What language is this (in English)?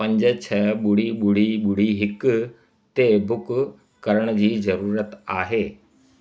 Sindhi